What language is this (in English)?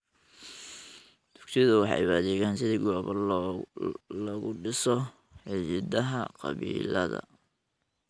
Somali